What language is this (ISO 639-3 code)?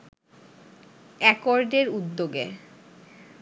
ben